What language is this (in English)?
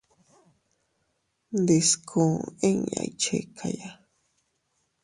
Teutila Cuicatec